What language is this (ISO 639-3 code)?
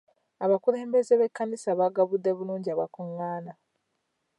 lug